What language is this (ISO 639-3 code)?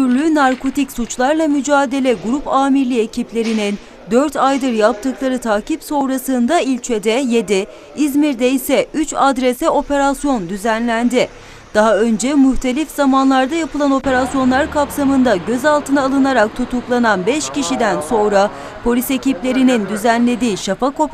tur